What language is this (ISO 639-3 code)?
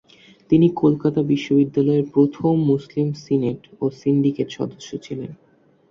ben